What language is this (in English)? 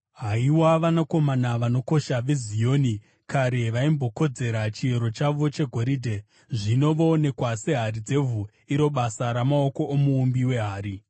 Shona